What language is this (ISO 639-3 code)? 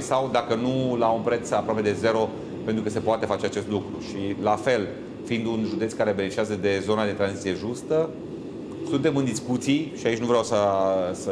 ron